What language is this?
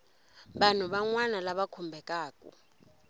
Tsonga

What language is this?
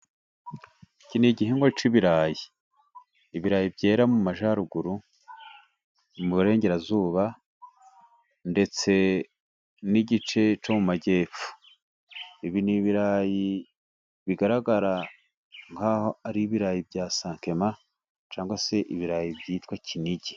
Kinyarwanda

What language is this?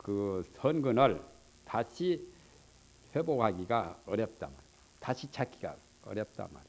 Korean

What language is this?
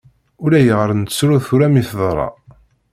Kabyle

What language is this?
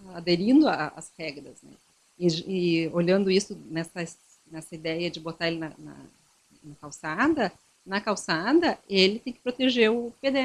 Portuguese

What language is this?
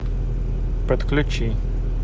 Russian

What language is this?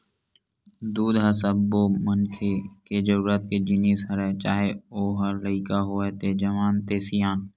Chhattisgarhi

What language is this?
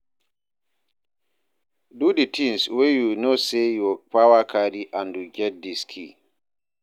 Nigerian Pidgin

